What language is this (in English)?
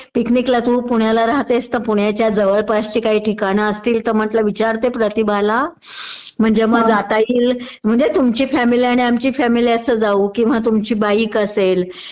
Marathi